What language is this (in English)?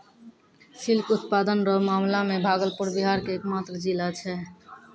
Maithili